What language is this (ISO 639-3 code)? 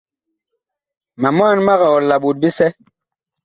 bkh